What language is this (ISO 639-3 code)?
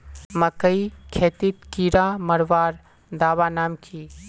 mag